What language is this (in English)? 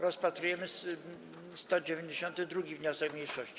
Polish